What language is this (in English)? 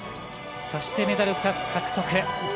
Japanese